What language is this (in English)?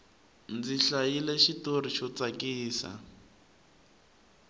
Tsonga